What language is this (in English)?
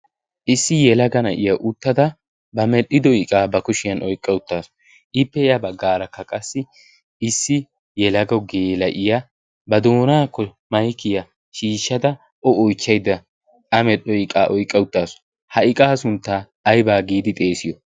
Wolaytta